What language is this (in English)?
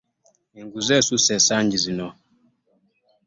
Ganda